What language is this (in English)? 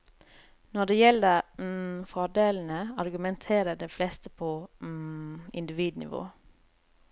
Norwegian